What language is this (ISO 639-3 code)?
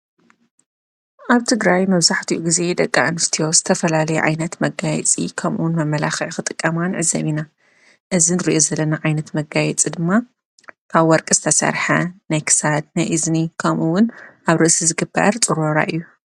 tir